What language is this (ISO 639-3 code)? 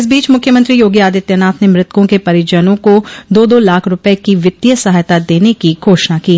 hin